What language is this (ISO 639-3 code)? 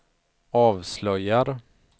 swe